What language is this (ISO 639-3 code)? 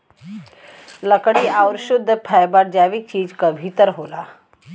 bho